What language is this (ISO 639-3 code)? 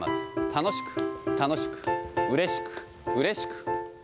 jpn